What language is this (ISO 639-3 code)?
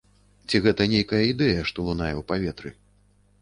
bel